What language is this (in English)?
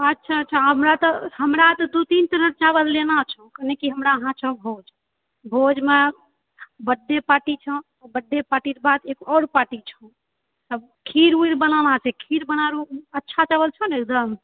Maithili